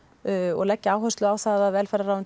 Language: Icelandic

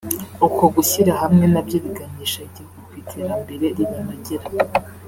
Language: Kinyarwanda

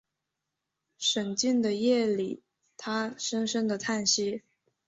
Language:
Chinese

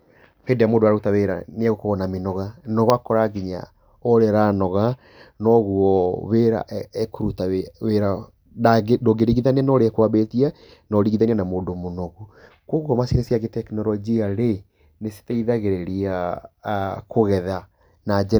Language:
Kikuyu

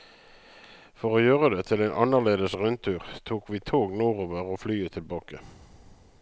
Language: Norwegian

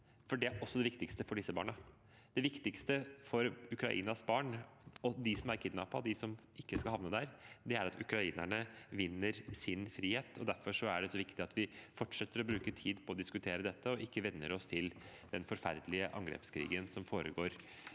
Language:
Norwegian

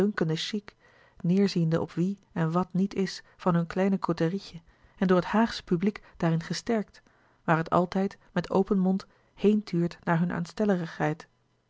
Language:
Dutch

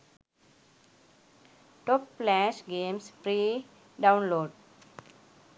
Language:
Sinhala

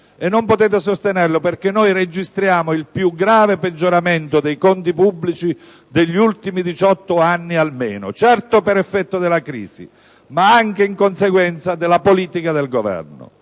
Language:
Italian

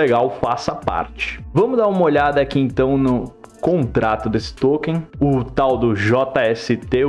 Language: Portuguese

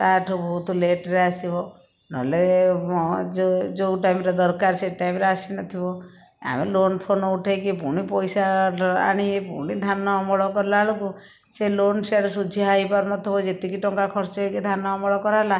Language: Odia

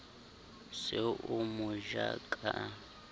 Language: Southern Sotho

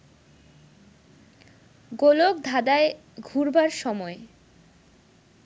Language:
Bangla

